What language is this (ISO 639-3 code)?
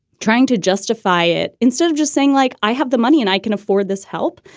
eng